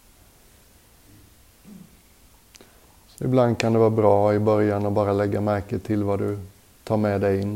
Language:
Swedish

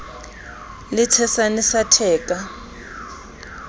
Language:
Southern Sotho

